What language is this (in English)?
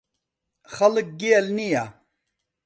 Central Kurdish